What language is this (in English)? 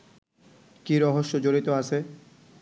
Bangla